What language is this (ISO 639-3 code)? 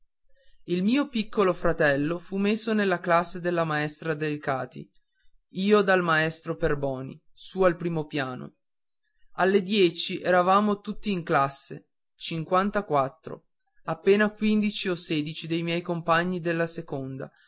ita